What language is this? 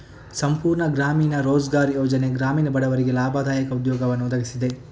Kannada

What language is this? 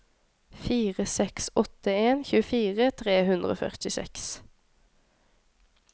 Norwegian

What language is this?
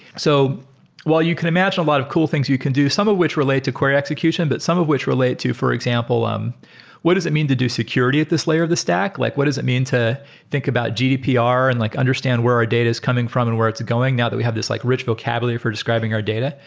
English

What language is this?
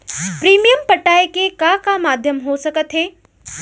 Chhattisgarhi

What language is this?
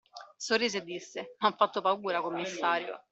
Italian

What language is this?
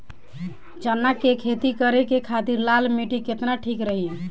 Bhojpuri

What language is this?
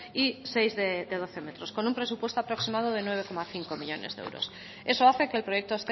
Spanish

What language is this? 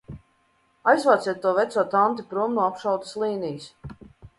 Latvian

